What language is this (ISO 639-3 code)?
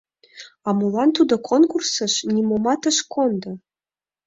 chm